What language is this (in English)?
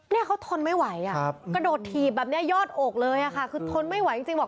Thai